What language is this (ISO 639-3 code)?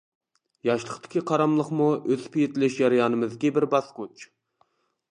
uig